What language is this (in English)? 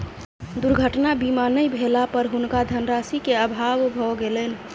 Maithili